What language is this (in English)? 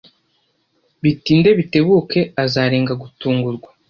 Kinyarwanda